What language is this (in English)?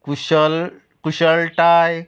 Konkani